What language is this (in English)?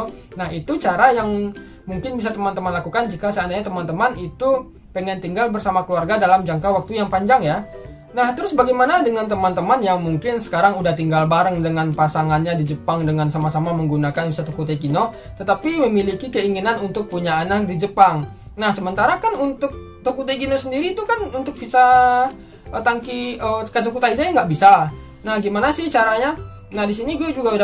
Indonesian